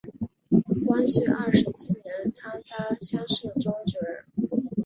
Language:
Chinese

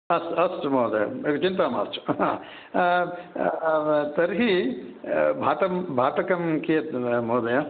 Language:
Sanskrit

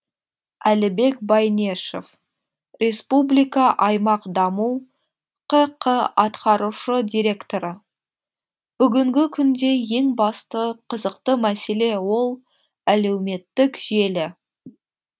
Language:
Kazakh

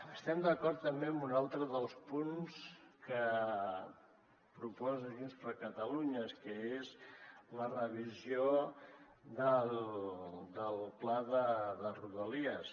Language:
Catalan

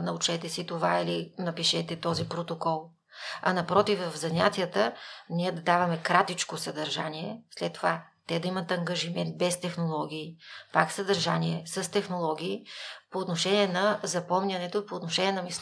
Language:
Bulgarian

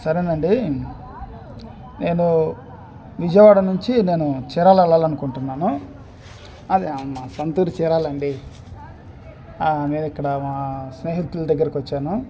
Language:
Telugu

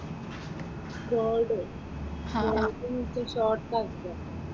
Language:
Malayalam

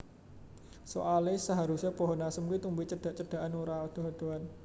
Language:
Javanese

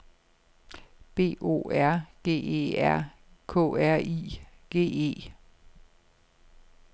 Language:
Danish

